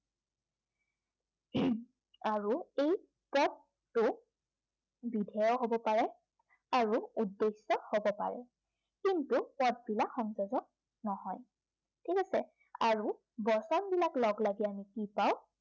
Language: Assamese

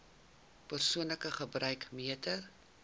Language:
Afrikaans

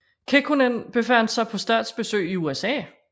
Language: Danish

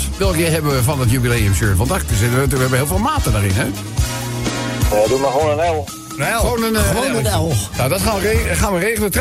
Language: Dutch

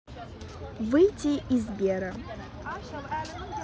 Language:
Russian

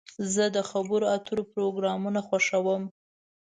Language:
Pashto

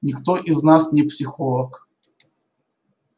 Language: Russian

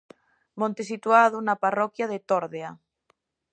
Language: Galician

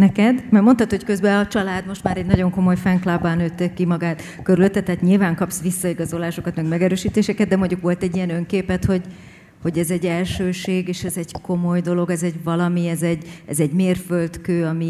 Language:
Hungarian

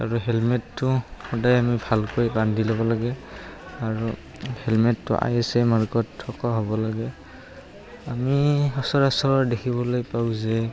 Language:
Assamese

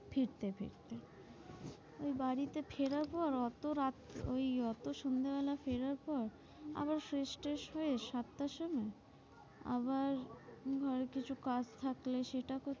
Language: Bangla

